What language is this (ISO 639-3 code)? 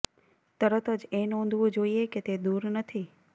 guj